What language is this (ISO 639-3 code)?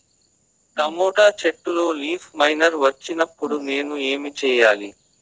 tel